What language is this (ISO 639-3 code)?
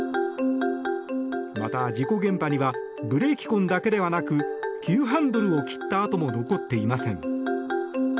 jpn